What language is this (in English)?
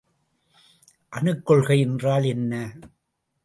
Tamil